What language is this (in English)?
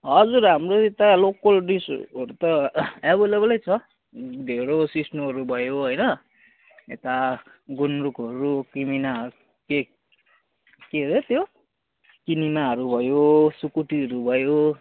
Nepali